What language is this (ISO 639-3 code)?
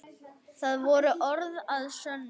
isl